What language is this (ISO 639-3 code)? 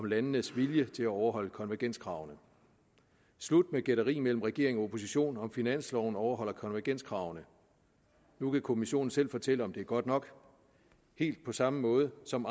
dan